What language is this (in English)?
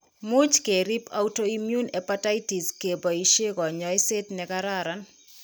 Kalenjin